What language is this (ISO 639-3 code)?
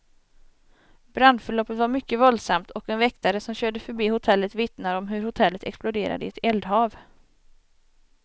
swe